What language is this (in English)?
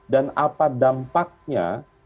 Indonesian